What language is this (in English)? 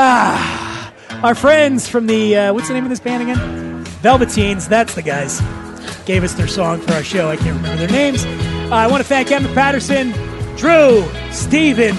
English